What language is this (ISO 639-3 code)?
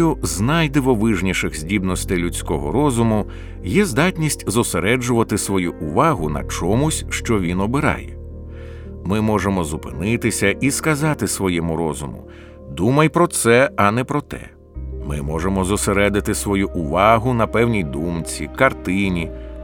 ukr